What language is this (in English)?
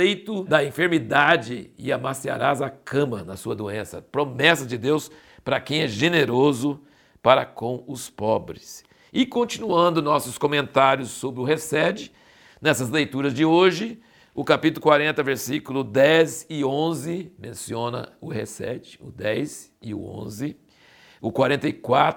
Portuguese